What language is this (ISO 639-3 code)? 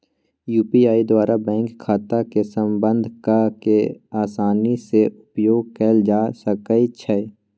mag